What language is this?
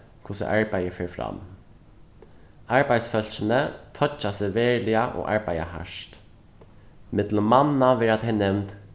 Faroese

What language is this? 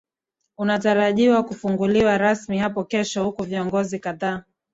Swahili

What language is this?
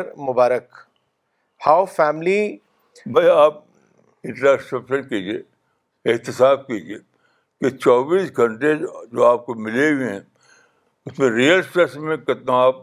Urdu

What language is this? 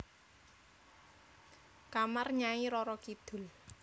Javanese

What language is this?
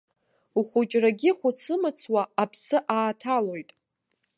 Abkhazian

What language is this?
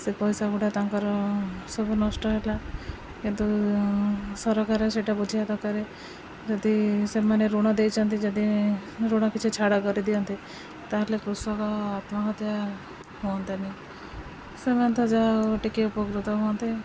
Odia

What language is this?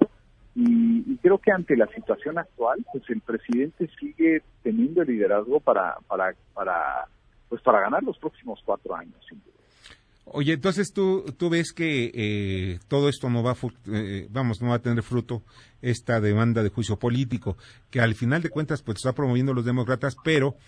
Spanish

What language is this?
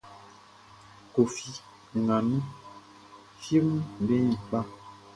Baoulé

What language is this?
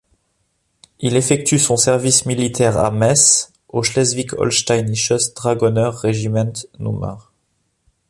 French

